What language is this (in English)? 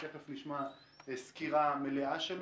Hebrew